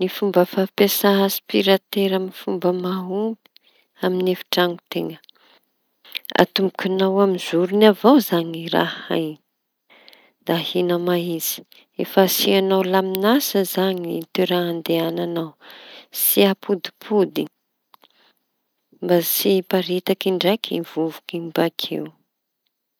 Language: Tanosy Malagasy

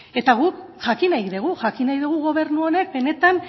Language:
Basque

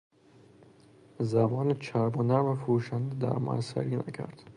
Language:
Persian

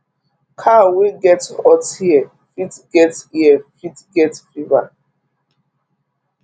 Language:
Nigerian Pidgin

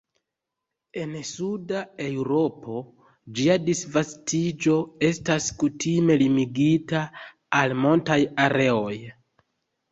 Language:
Esperanto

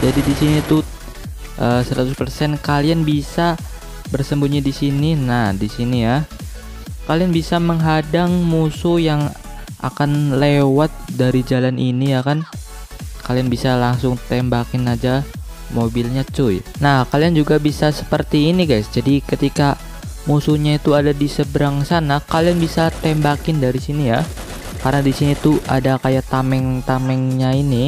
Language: Indonesian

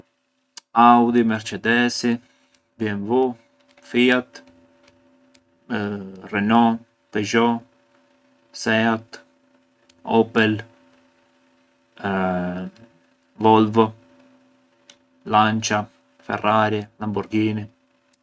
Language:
Arbëreshë Albanian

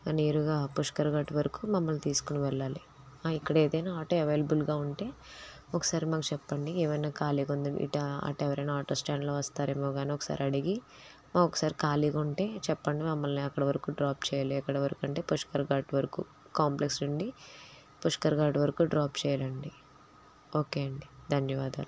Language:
Telugu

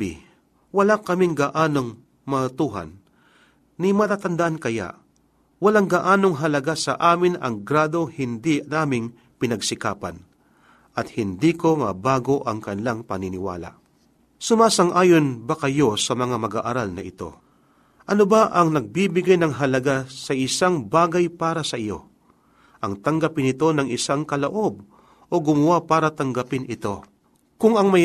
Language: Filipino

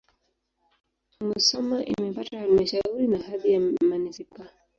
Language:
Swahili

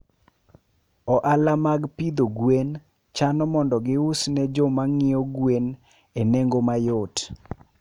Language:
Luo (Kenya and Tanzania)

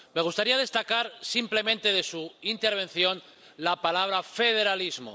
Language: Spanish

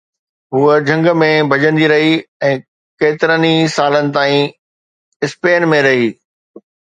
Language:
Sindhi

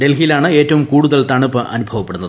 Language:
Malayalam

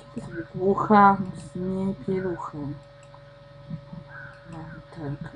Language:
Polish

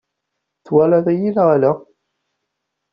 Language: Kabyle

